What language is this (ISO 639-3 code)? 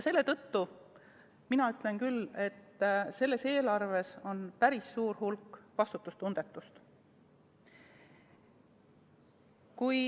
est